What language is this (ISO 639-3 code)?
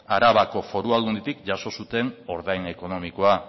eus